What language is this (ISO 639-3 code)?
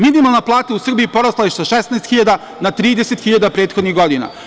srp